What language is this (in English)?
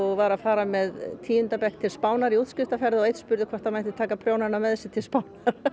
Icelandic